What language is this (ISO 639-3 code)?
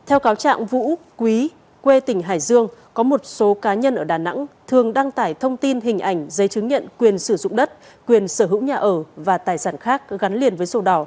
vie